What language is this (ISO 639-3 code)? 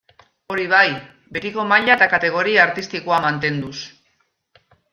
eus